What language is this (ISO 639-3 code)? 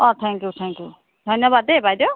asm